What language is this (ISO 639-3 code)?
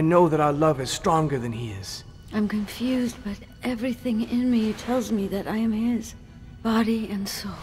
eng